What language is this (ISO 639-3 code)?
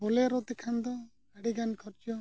sat